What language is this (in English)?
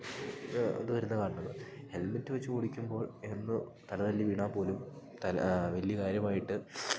Malayalam